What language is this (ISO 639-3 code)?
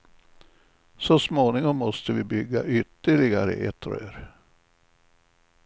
swe